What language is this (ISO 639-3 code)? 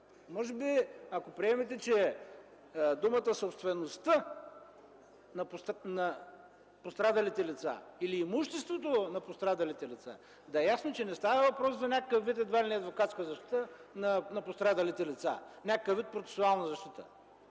bul